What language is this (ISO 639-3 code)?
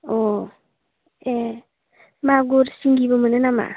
brx